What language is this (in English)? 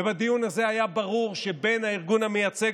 Hebrew